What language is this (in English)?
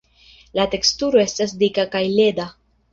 Esperanto